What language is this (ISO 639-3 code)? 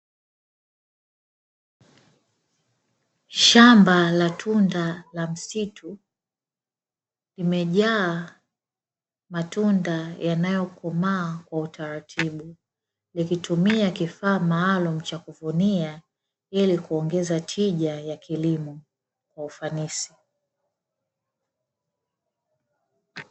swa